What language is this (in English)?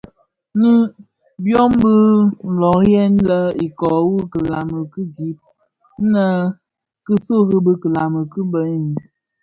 Bafia